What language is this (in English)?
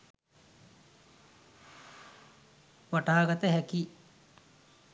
Sinhala